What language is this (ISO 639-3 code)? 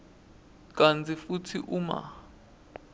ssw